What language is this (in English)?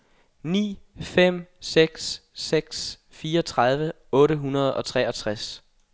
Danish